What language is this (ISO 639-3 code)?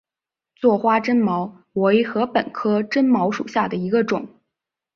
zho